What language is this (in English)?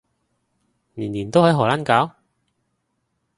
Cantonese